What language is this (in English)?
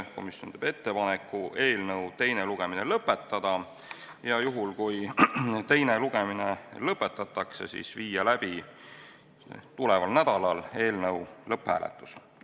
Estonian